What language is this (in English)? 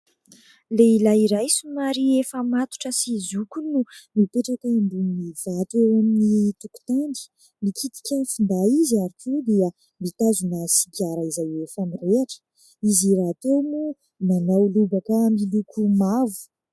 Malagasy